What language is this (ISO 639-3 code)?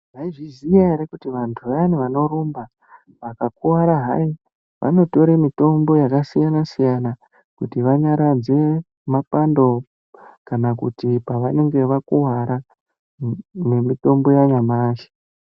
ndc